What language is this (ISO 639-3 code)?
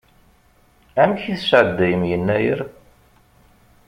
kab